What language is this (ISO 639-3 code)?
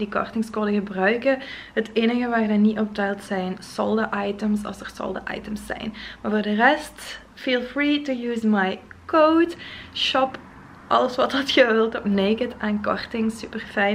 nld